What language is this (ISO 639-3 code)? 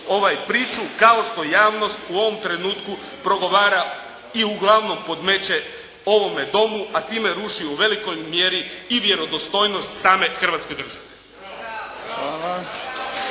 hrv